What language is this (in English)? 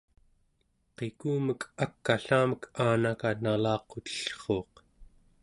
Central Yupik